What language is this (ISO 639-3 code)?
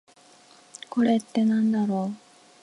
jpn